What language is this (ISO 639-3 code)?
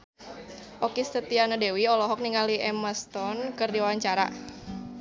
sun